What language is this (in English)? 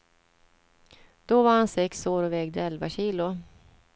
Swedish